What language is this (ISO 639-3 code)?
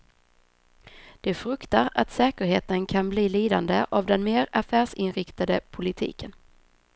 swe